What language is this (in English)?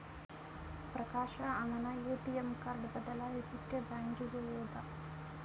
Kannada